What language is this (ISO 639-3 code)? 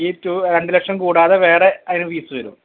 mal